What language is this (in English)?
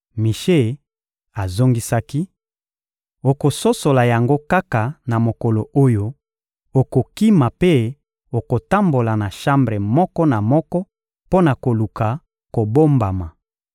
Lingala